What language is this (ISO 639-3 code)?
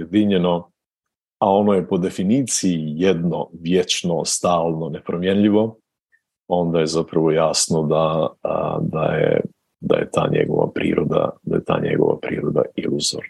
hrv